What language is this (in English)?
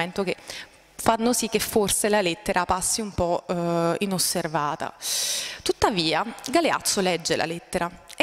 Italian